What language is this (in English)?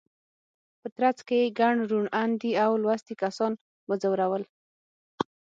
Pashto